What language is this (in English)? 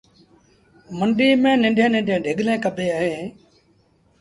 Sindhi Bhil